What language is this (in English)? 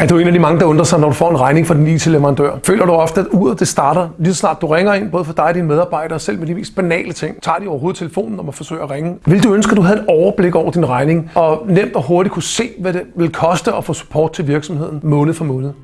Danish